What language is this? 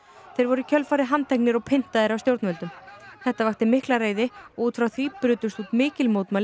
Icelandic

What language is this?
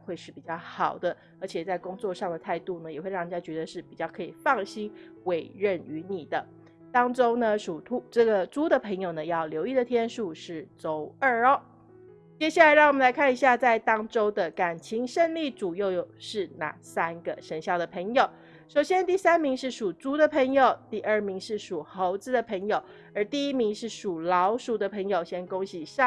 Chinese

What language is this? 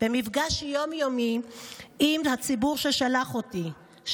Hebrew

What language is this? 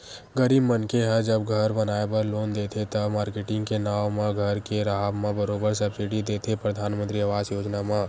Chhattisgarhi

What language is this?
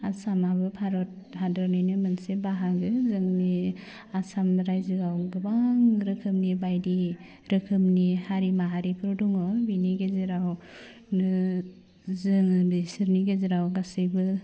Bodo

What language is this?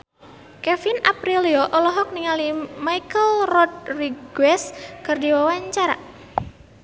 Sundanese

